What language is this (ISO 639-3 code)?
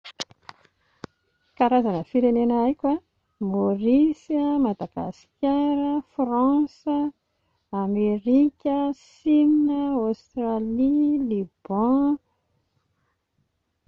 mlg